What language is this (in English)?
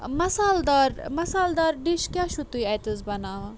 Kashmiri